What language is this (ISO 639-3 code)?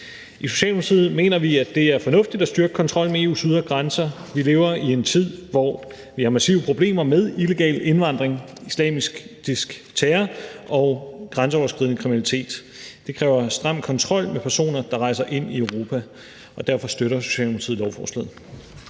dan